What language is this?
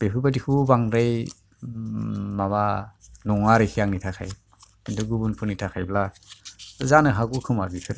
Bodo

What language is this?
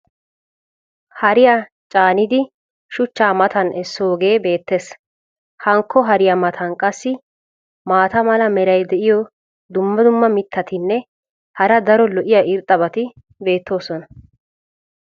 Wolaytta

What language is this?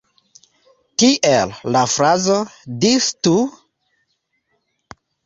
Esperanto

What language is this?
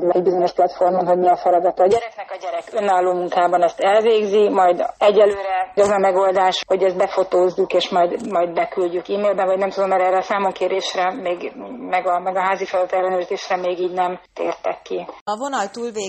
Hungarian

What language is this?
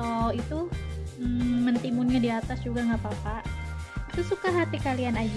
Indonesian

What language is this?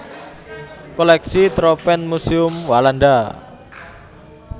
Javanese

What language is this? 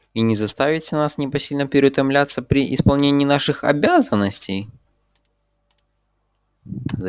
Russian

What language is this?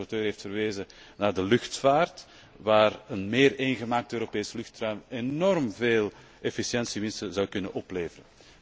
Dutch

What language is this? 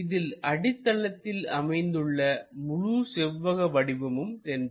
Tamil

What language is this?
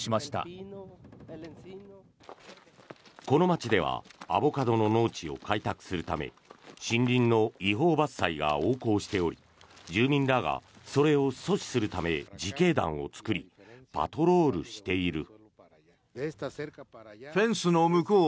Japanese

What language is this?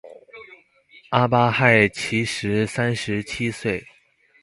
Chinese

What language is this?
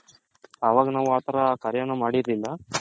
Kannada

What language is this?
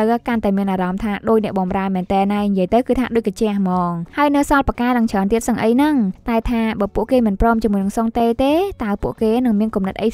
Thai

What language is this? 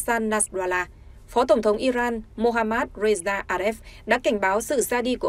Vietnamese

